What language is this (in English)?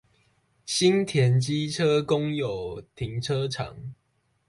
Chinese